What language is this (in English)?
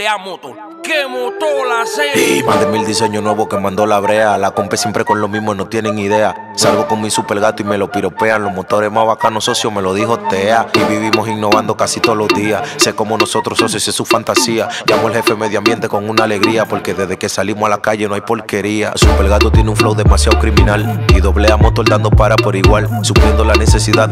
Spanish